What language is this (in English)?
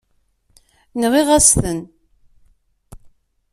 Kabyle